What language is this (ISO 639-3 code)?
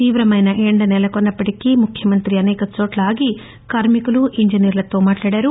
tel